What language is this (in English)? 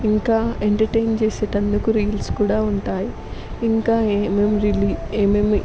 Telugu